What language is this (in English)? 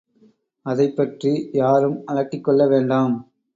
Tamil